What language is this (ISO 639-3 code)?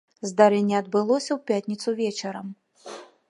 bel